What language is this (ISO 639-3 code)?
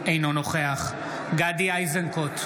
heb